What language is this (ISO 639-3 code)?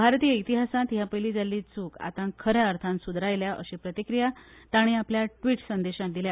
kok